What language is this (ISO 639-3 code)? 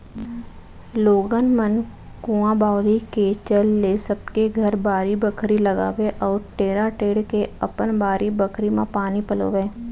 hne